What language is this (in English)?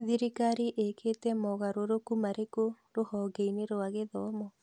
Kikuyu